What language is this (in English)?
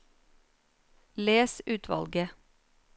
Norwegian